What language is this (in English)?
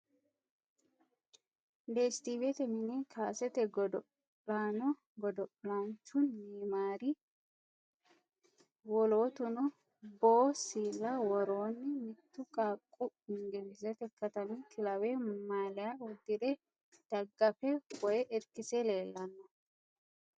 Sidamo